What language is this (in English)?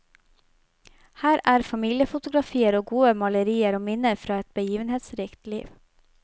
Norwegian